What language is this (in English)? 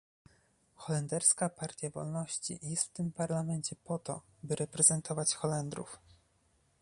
Polish